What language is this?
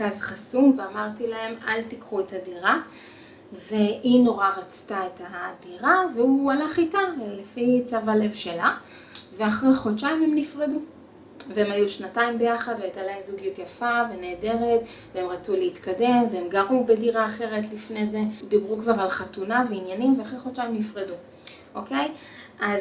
Hebrew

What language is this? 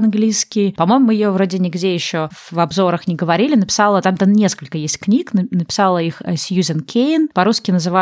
Russian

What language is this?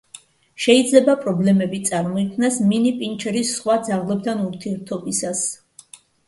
Georgian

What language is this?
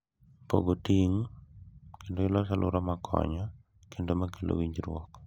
Luo (Kenya and Tanzania)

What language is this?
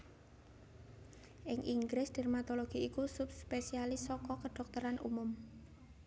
Javanese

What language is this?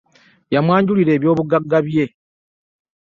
Ganda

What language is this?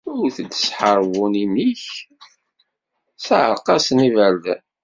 Kabyle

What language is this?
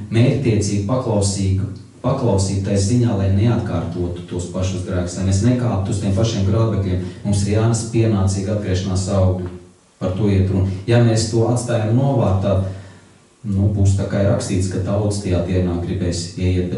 Latvian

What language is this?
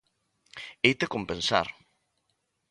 Galician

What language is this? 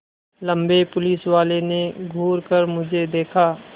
Hindi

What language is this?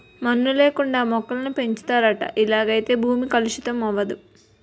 Telugu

